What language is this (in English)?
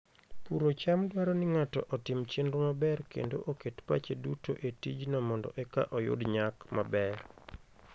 Luo (Kenya and Tanzania)